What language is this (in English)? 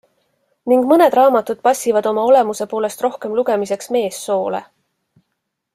Estonian